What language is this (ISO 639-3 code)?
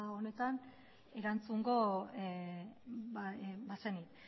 eus